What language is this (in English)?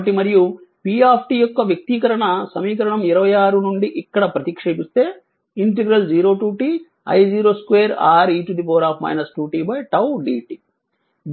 Telugu